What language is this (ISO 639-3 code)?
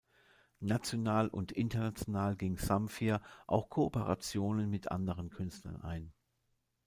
deu